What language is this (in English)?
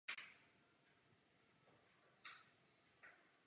Czech